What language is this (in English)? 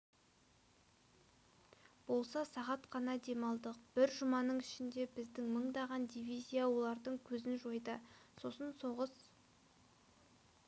Kazakh